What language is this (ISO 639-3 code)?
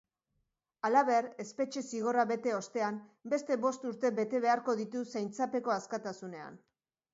eus